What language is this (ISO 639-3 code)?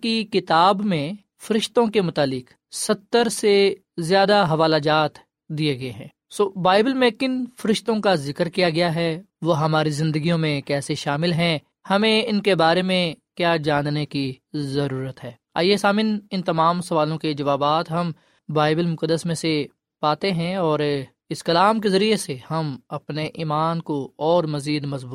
urd